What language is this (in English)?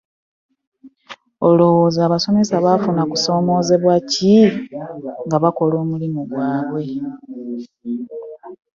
Ganda